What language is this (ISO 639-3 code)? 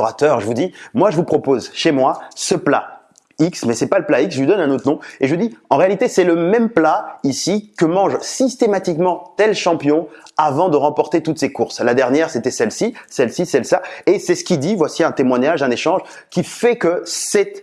fra